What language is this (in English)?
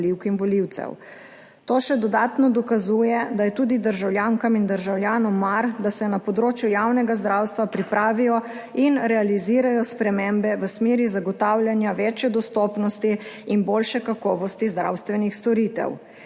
Slovenian